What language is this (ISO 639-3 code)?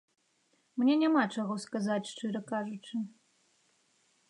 bel